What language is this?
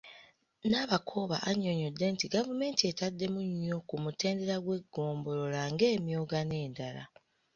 Ganda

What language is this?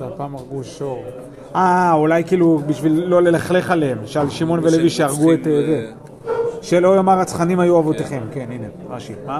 Hebrew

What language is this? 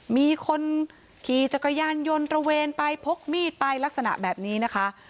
Thai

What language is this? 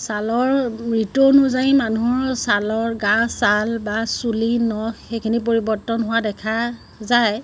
Assamese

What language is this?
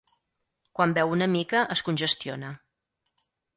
Catalan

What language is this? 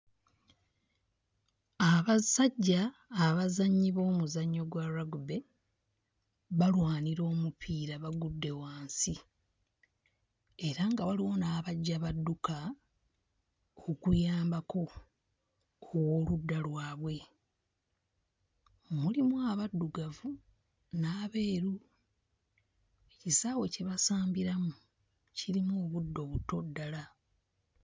Ganda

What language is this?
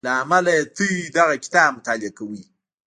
Pashto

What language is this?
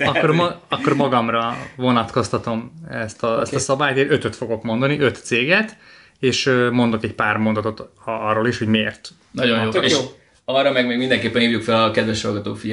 Hungarian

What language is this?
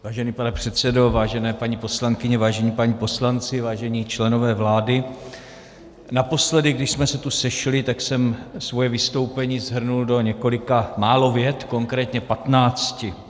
Czech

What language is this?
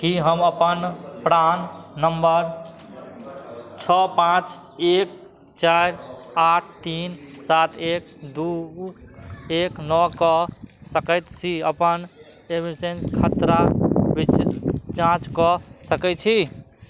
Maithili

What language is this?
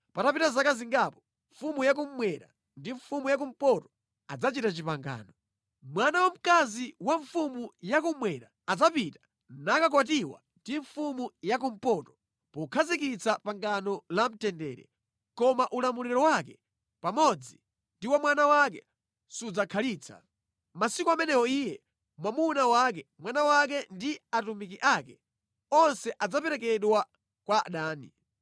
Nyanja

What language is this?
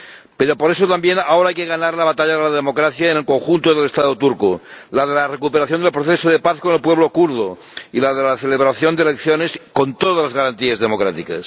Spanish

